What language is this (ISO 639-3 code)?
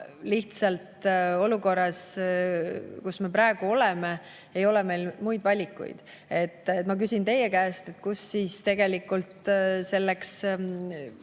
est